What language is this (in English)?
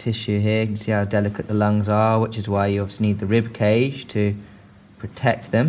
English